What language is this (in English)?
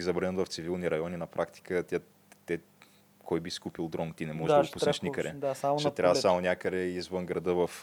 Bulgarian